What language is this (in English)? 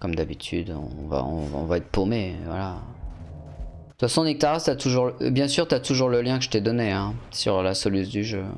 French